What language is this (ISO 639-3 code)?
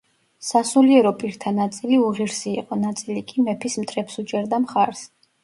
kat